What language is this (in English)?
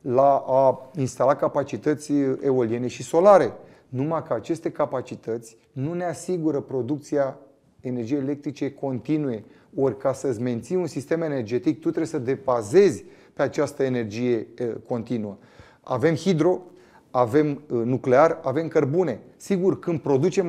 Romanian